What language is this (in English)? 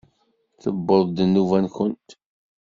Kabyle